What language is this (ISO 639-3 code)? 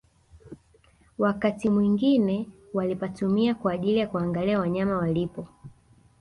swa